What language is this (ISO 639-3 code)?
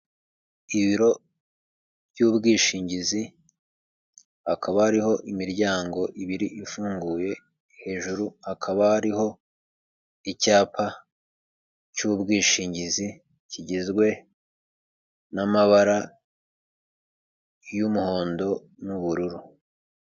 kin